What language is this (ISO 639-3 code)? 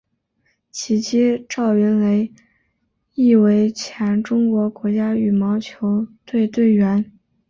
zho